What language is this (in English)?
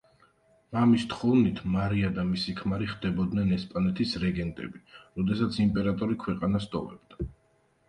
Georgian